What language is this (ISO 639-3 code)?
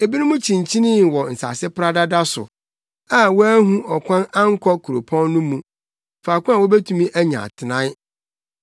aka